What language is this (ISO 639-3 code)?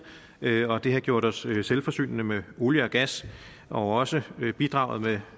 dan